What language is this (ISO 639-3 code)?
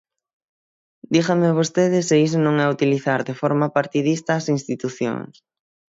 glg